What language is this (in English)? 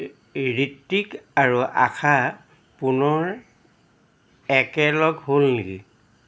Assamese